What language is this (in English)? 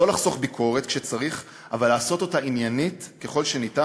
Hebrew